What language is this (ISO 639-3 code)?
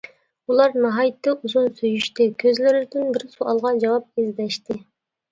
uig